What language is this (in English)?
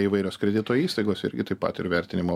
Lithuanian